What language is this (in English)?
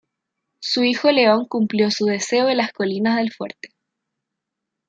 Spanish